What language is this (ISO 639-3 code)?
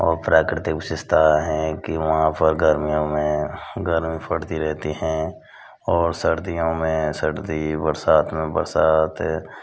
hin